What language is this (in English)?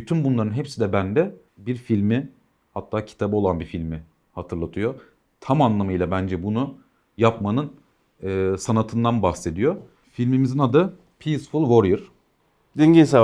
Turkish